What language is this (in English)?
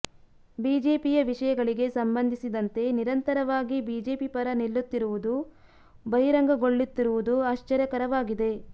Kannada